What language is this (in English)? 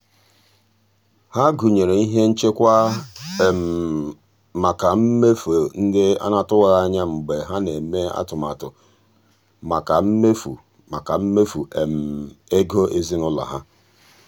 Igbo